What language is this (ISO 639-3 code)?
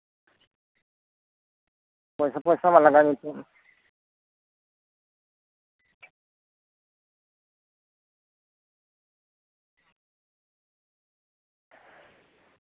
sat